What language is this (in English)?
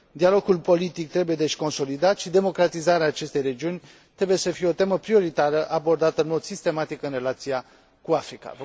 Romanian